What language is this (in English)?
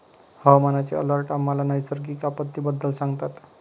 Marathi